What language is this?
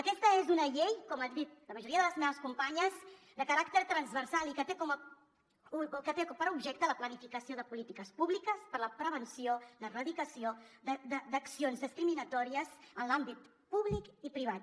Catalan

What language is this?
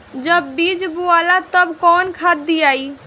Bhojpuri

